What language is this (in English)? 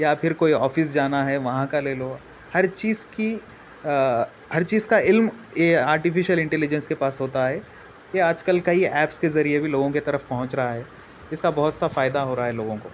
Urdu